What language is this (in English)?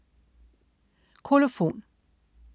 Danish